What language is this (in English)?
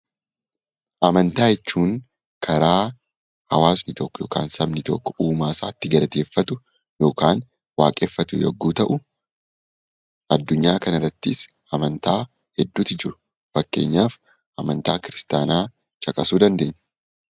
Oromo